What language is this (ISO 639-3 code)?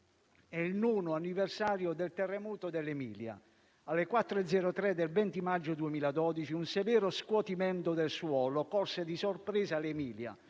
ita